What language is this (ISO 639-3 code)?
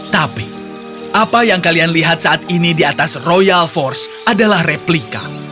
ind